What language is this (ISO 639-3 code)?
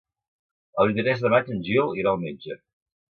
cat